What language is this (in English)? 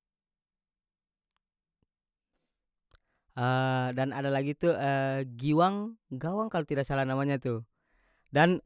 North Moluccan Malay